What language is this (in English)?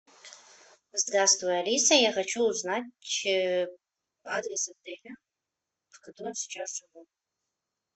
Russian